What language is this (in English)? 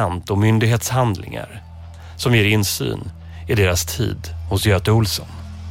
Swedish